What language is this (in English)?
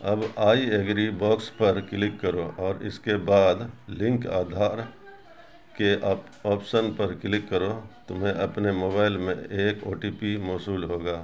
Urdu